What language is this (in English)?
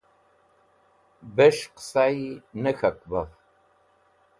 Wakhi